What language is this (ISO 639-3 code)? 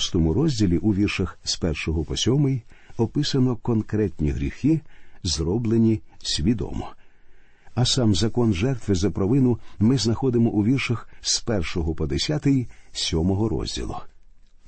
ukr